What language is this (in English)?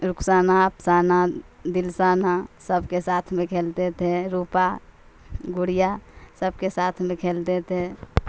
Urdu